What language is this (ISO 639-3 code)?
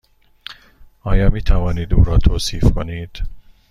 fas